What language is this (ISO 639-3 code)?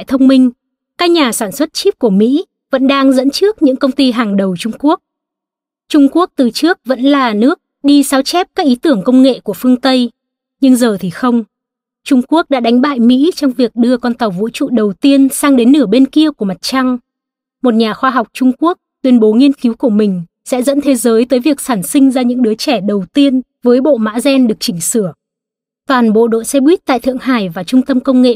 vie